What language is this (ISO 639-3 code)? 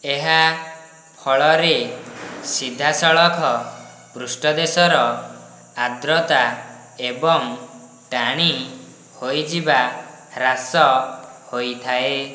ori